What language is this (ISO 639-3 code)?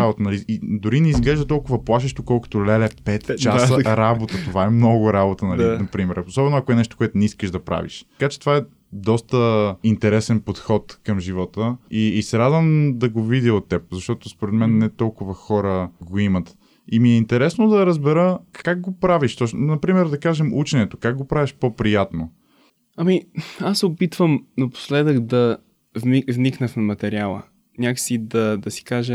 bul